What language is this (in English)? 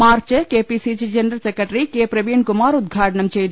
Malayalam